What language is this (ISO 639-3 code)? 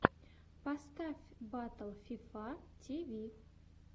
rus